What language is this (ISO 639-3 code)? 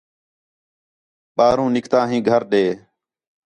xhe